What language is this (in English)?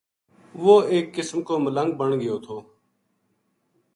Gujari